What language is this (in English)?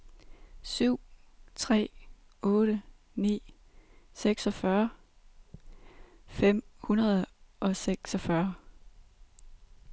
Danish